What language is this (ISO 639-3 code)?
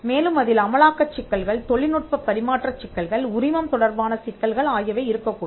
tam